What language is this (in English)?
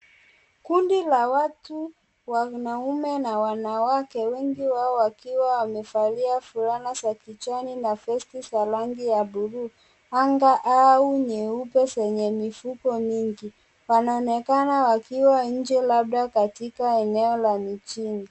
Swahili